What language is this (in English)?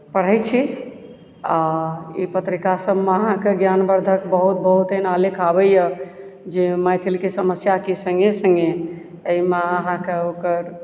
Maithili